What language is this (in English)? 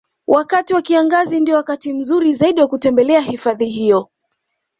Swahili